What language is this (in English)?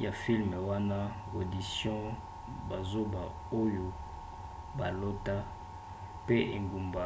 Lingala